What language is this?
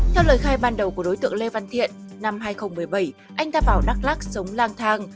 Vietnamese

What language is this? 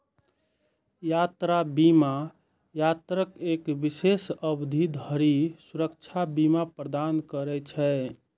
Maithili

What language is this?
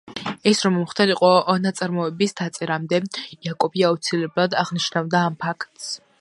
Georgian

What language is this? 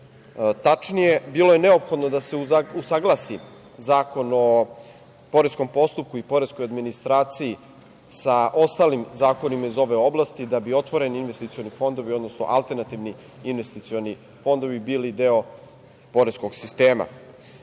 Serbian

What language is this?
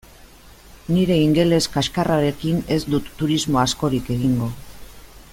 Basque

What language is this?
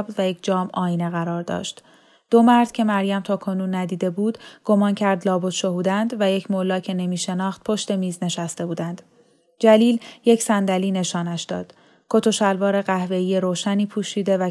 Persian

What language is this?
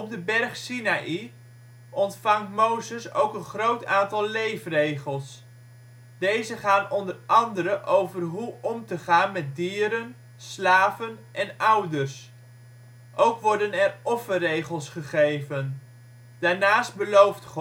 Dutch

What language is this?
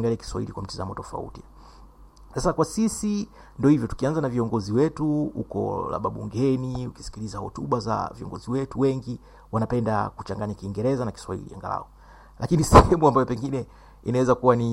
Swahili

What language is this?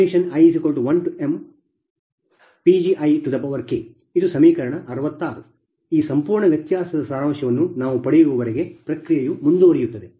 Kannada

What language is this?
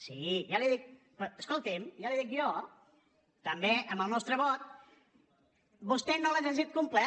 Catalan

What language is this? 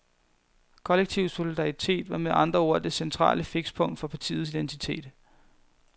Danish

